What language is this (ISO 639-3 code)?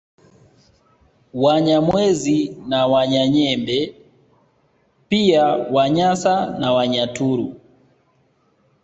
swa